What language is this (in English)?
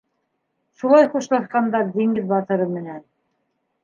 Bashkir